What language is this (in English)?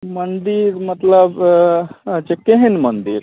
Maithili